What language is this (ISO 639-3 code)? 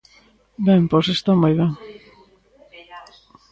glg